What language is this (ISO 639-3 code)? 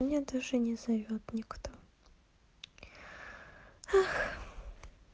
rus